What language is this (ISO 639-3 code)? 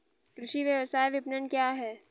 hin